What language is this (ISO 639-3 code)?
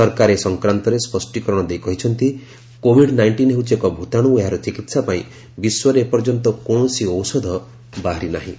ori